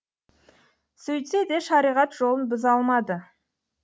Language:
Kazakh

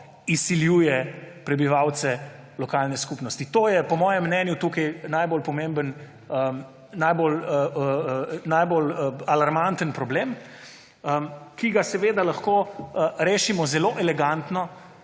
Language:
Slovenian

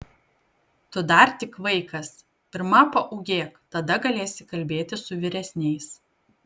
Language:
Lithuanian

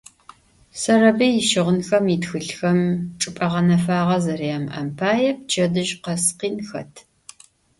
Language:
Adyghe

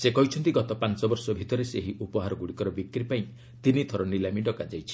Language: Odia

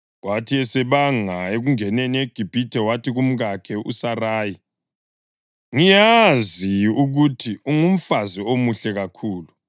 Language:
North Ndebele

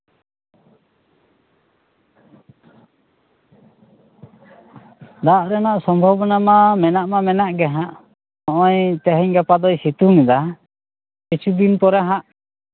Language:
Santali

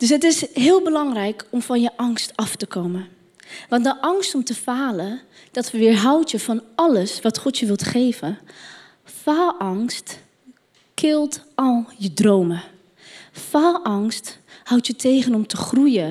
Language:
Dutch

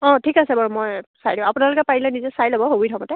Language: Assamese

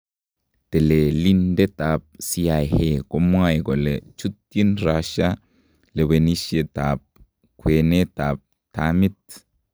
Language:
Kalenjin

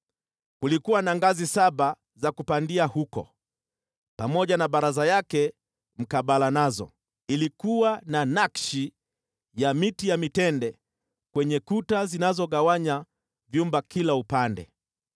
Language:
Swahili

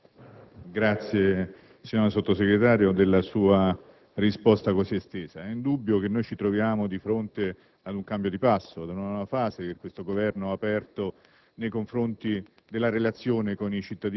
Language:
Italian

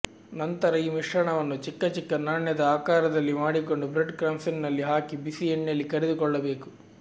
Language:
Kannada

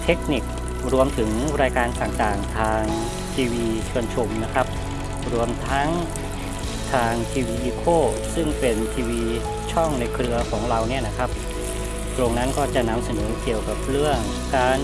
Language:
Thai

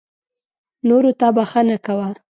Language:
Pashto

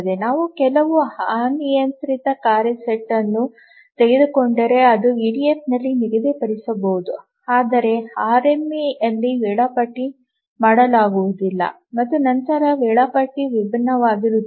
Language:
Kannada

